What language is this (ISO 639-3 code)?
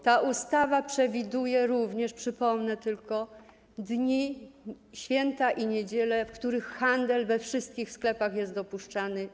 pol